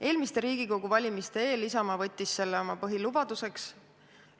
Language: Estonian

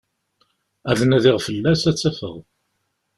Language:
Kabyle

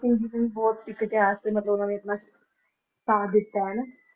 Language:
Punjabi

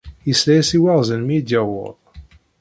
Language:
Kabyle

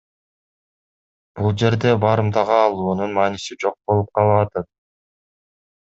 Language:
Kyrgyz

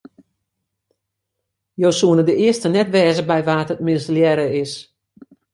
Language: Western Frisian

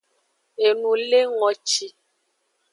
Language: Aja (Benin)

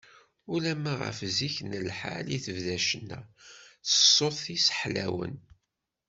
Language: Kabyle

